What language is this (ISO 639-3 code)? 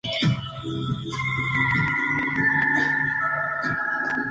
spa